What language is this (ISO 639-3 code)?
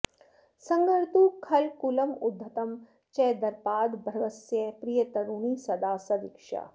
san